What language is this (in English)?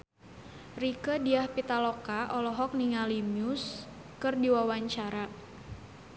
Sundanese